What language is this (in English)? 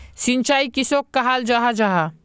Magahi